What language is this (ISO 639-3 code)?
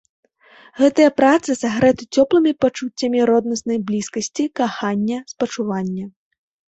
bel